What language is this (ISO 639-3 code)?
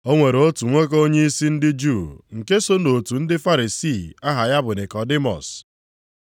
ibo